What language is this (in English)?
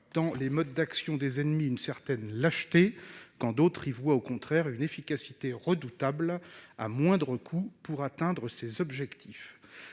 French